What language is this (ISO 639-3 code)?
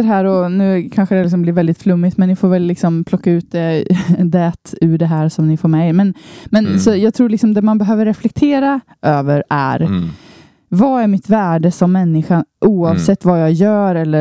swe